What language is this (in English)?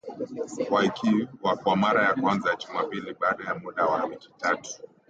Swahili